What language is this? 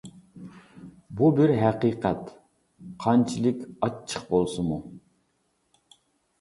Uyghur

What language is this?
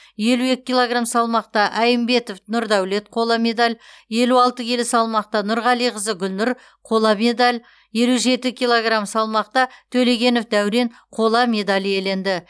Kazakh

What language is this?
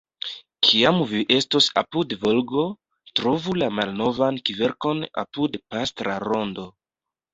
Esperanto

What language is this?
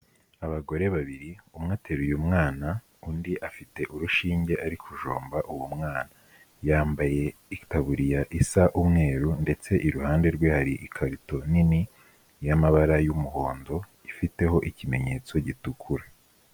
Kinyarwanda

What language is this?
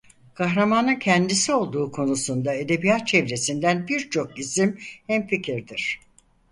Turkish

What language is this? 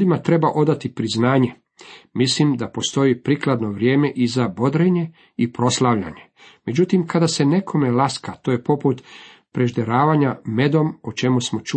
Croatian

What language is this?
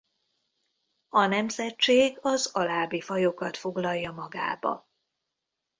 Hungarian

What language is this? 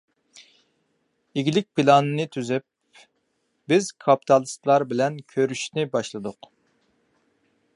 Uyghur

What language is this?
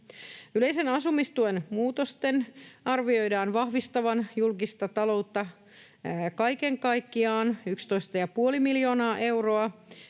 Finnish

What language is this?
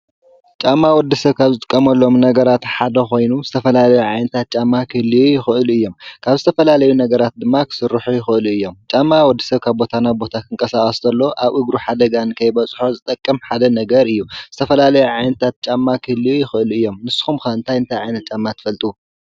Tigrinya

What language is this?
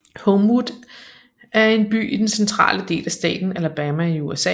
Danish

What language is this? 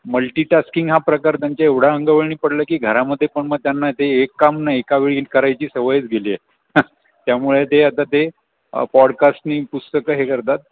Marathi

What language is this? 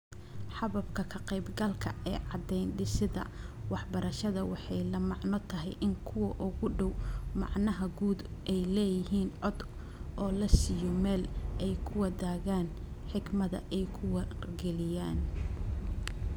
Somali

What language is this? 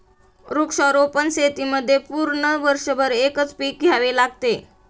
Marathi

